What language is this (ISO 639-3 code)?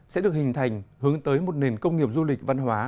vie